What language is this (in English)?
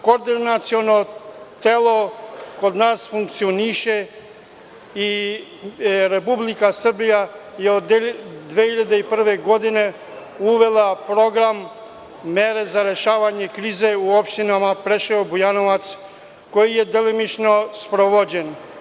Serbian